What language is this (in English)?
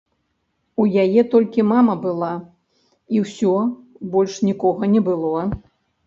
Belarusian